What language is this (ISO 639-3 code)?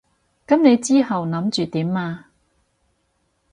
yue